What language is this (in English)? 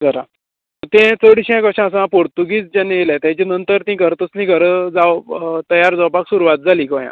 Konkani